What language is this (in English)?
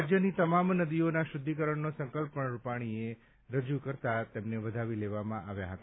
Gujarati